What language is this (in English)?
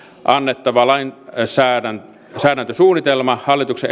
Finnish